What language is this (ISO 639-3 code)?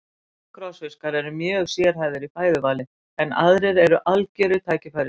isl